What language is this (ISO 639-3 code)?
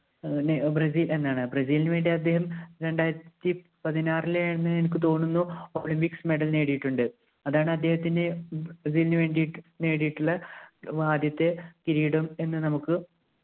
mal